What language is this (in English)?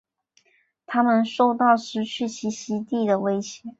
Chinese